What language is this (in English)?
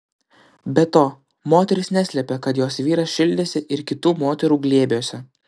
Lithuanian